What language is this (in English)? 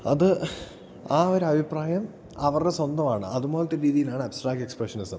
Malayalam